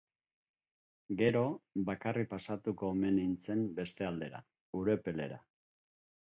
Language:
Basque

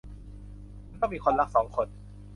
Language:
Thai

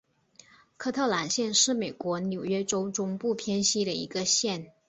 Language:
Chinese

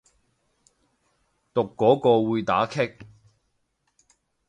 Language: Cantonese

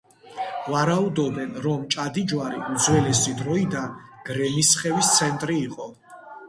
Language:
Georgian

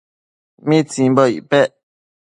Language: Matsés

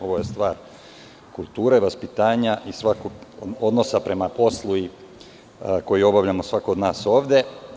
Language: Serbian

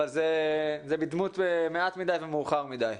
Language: Hebrew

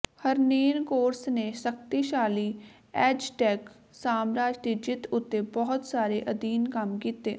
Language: Punjabi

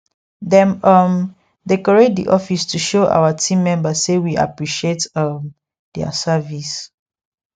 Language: Nigerian Pidgin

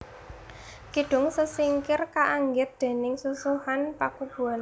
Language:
Javanese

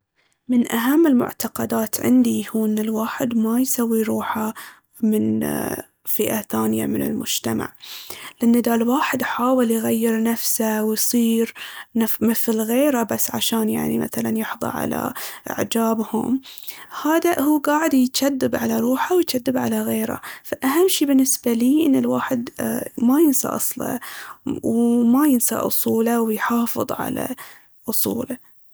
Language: Baharna Arabic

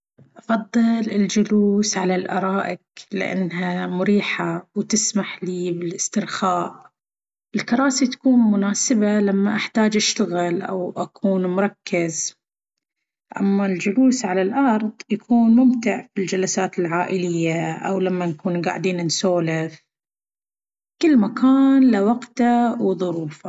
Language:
Baharna Arabic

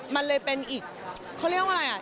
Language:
Thai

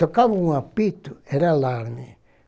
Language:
Portuguese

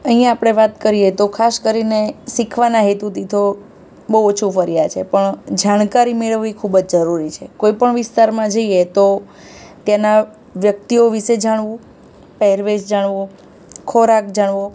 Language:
Gujarati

